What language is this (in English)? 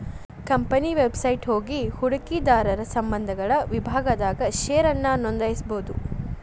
Kannada